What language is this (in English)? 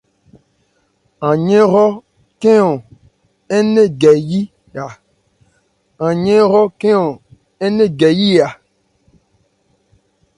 Ebrié